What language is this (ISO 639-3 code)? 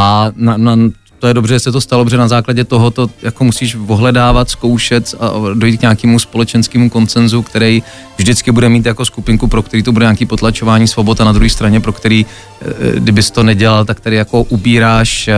ces